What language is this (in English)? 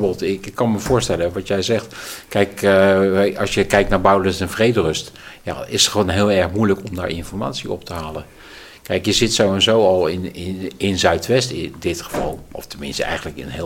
Dutch